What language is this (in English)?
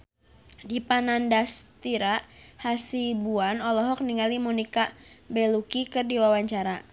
Sundanese